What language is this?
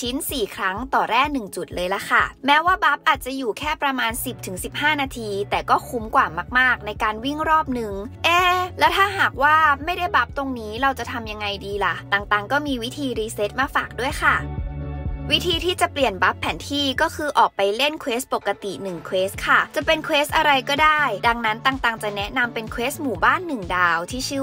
Thai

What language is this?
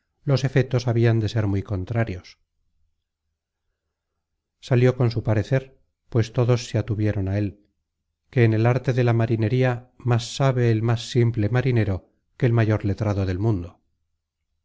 Spanish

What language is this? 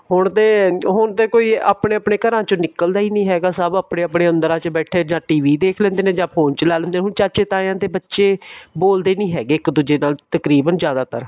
Punjabi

